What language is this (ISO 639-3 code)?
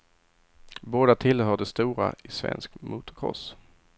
swe